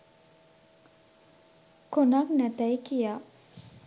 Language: Sinhala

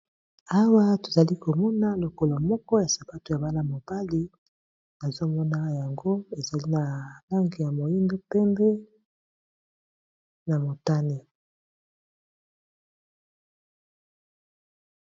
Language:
Lingala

